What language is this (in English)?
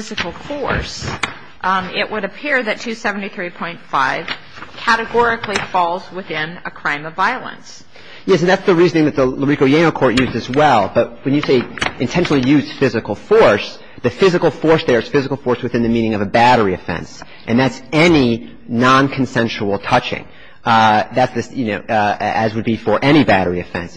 English